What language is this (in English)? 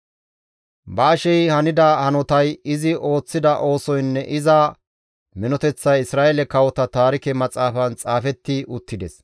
Gamo